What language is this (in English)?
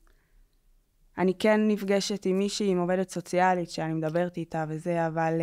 Hebrew